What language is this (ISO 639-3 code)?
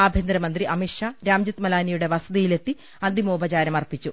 mal